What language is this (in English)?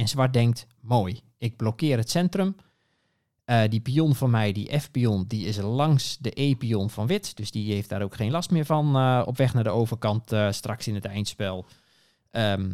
Dutch